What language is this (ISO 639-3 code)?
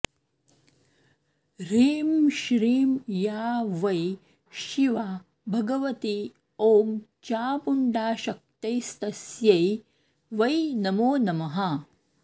san